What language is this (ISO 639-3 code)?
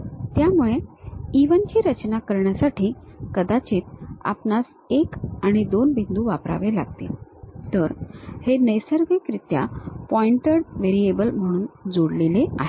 mar